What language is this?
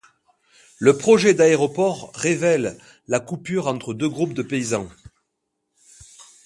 French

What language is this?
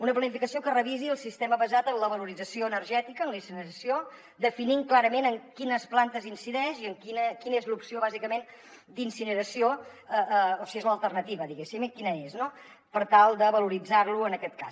Catalan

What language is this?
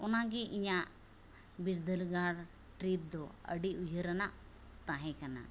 Santali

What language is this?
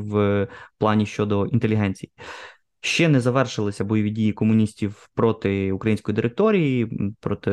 Ukrainian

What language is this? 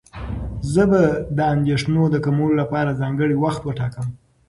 Pashto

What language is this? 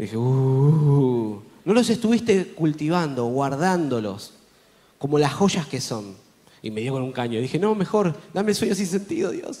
Spanish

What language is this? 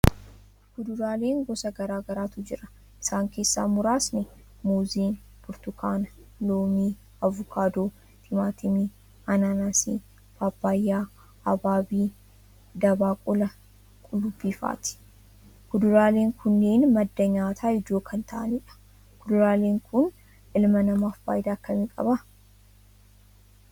Oromo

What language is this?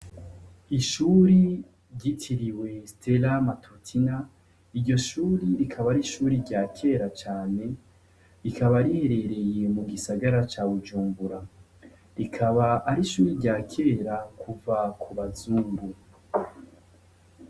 Rundi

